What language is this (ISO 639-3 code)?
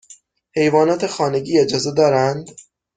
fas